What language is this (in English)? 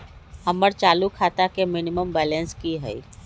Magahi